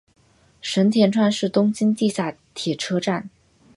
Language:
Chinese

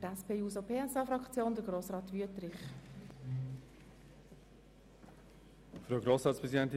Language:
Swiss German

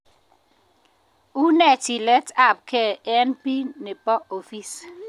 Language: Kalenjin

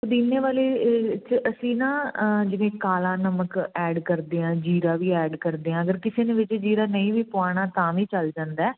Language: Punjabi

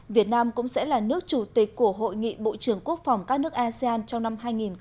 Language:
Vietnamese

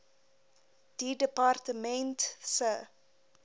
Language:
Afrikaans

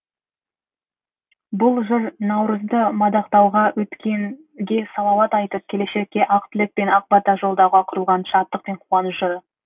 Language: Kazakh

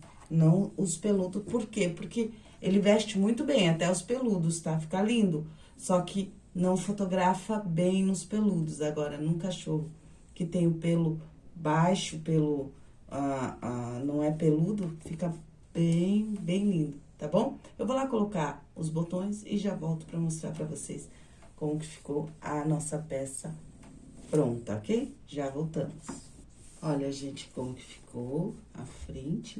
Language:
Portuguese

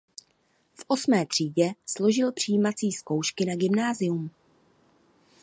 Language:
Czech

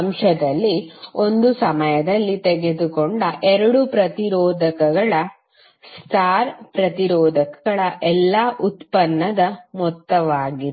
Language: Kannada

